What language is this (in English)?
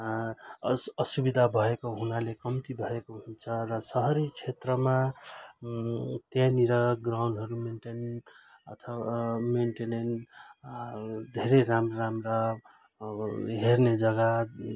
Nepali